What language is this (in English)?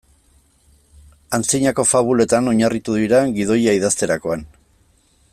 Basque